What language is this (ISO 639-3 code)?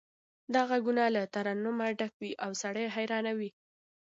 pus